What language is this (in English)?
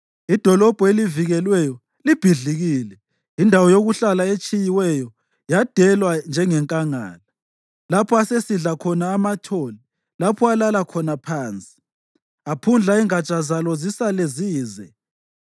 North Ndebele